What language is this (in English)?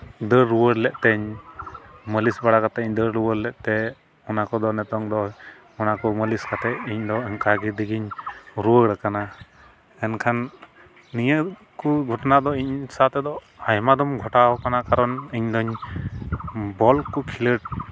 Santali